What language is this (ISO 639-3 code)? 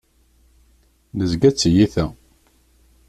kab